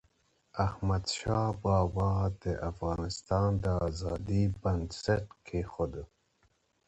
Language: Pashto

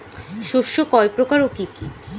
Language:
Bangla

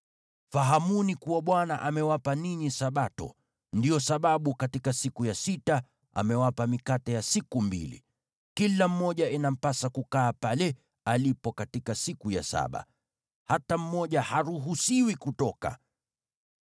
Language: Swahili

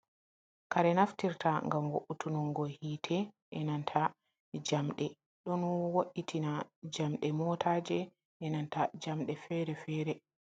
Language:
Fula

